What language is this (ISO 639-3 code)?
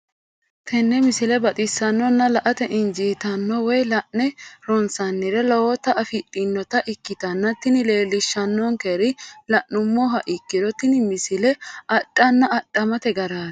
sid